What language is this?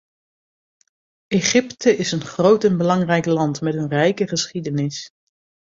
Dutch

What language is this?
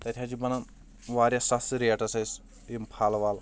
Kashmiri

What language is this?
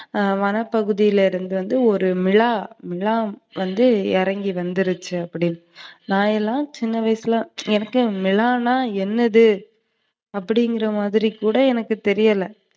Tamil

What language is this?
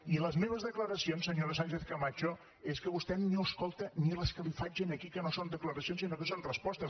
Catalan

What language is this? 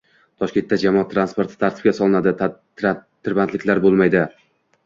Uzbek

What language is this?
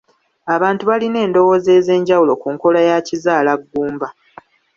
Ganda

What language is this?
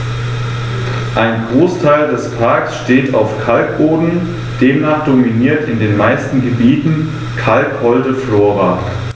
German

